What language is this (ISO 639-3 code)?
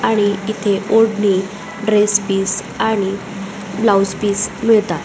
mar